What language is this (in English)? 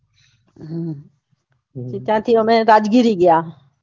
Gujarati